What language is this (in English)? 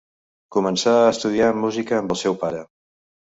Catalan